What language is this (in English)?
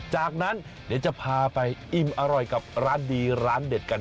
Thai